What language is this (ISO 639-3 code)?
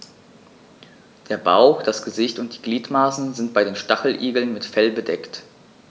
deu